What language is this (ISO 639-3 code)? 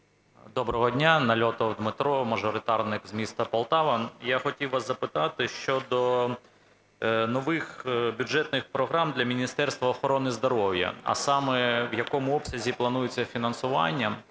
ukr